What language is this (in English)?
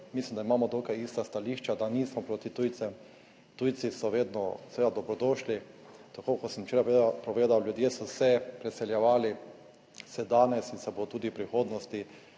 Slovenian